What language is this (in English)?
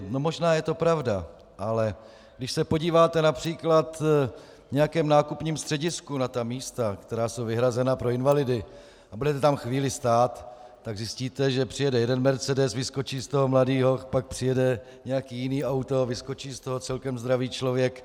Czech